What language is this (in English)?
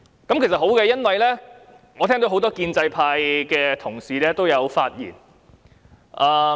Cantonese